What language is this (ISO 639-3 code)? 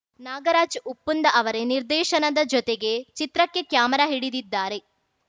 kan